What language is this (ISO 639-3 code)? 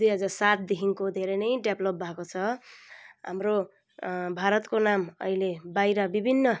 nep